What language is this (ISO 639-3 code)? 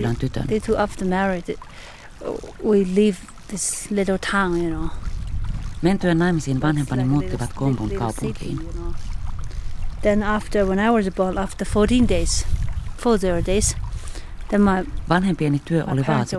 fin